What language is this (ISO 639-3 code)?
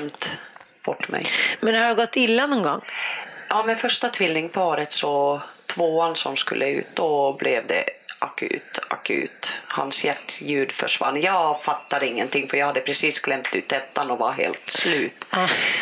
swe